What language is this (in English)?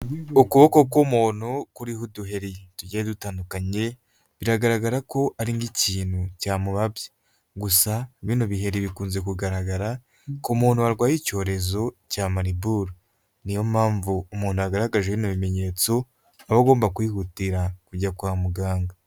Kinyarwanda